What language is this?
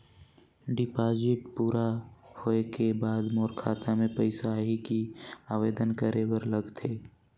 Chhattisgarhi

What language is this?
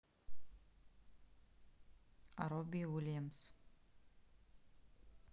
Russian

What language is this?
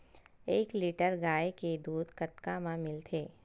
Chhattisgarhi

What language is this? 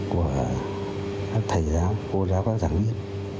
Vietnamese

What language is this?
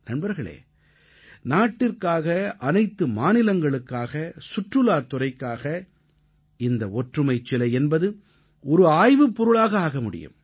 Tamil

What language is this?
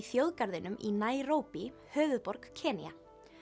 Icelandic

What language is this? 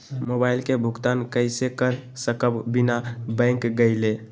Magahi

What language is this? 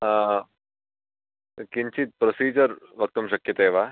Sanskrit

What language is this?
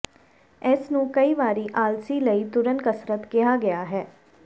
Punjabi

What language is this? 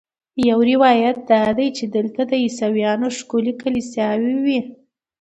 Pashto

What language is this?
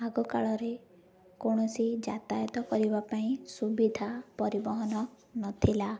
Odia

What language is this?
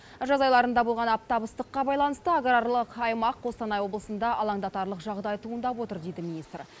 Kazakh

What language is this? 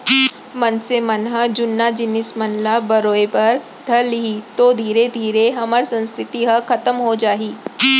Chhattisgarhi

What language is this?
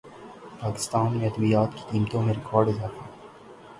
Urdu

